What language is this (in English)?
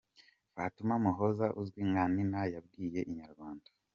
Kinyarwanda